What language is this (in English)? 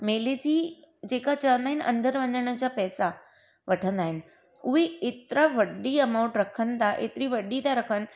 Sindhi